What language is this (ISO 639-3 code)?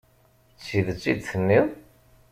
kab